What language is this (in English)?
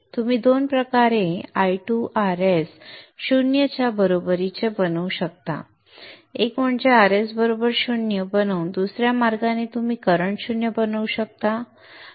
Marathi